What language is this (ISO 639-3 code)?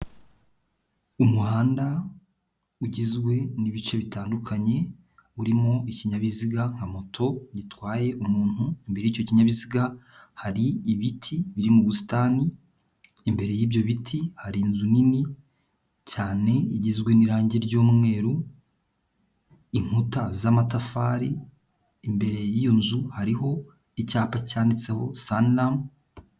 kin